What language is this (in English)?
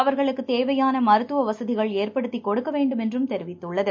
Tamil